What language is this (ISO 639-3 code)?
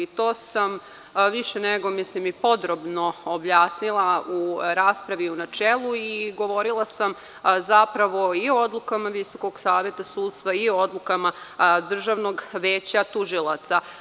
srp